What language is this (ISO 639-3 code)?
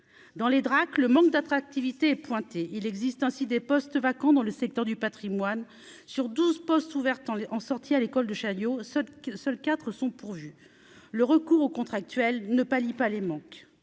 fra